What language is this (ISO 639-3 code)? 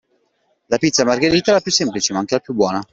ita